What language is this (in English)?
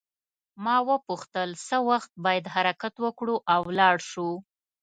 Pashto